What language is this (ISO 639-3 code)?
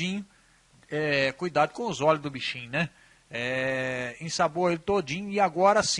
por